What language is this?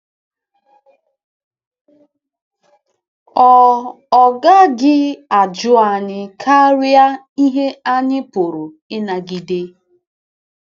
Igbo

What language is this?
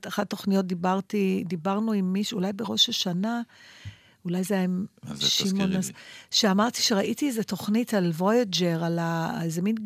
Hebrew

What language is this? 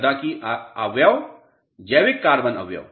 Hindi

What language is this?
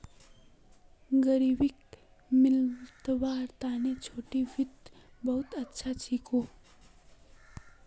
Magahi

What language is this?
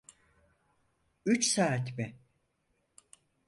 Turkish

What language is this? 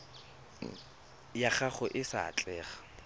Tswana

